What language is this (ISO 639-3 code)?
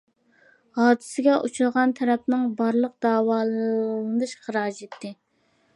uig